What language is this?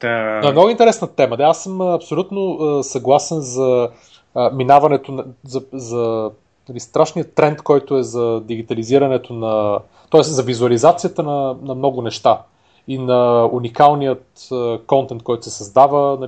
Bulgarian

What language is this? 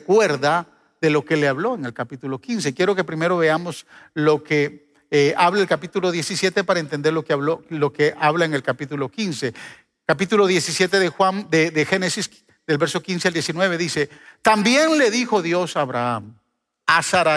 Spanish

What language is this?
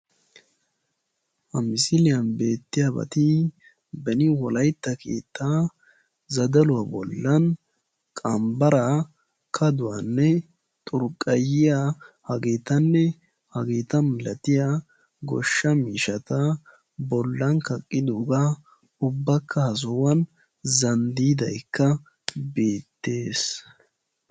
Wolaytta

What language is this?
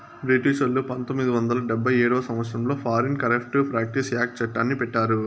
Telugu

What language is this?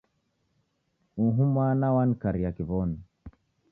Taita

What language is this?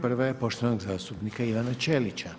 Croatian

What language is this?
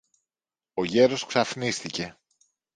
Greek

